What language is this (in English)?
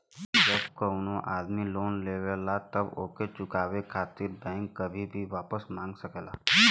Bhojpuri